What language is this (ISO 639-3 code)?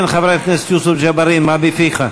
heb